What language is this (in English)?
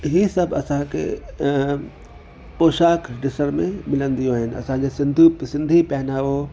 Sindhi